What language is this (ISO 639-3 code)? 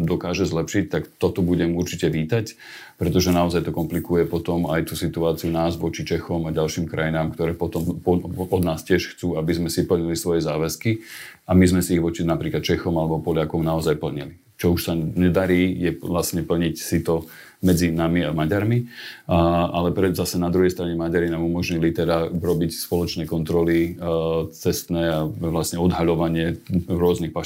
slk